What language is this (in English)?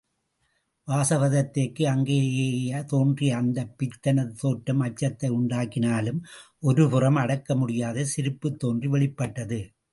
Tamil